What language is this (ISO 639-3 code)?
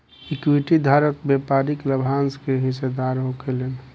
bho